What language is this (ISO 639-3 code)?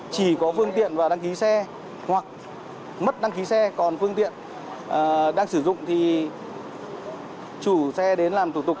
vie